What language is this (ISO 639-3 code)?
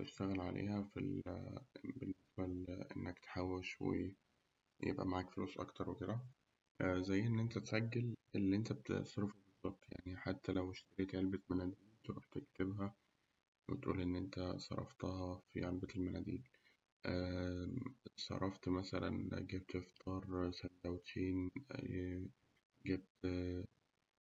arz